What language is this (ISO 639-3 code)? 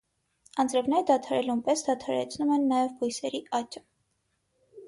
hye